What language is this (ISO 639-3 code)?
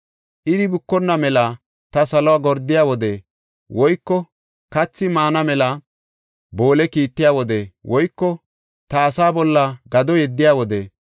gof